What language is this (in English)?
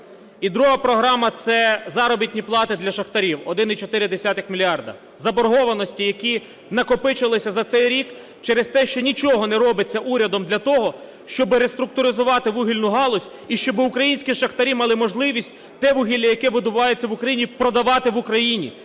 Ukrainian